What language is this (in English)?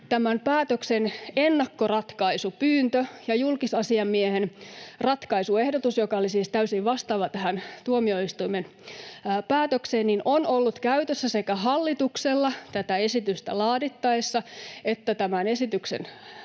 Finnish